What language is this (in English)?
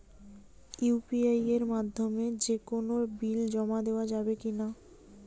Bangla